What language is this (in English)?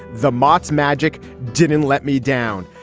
English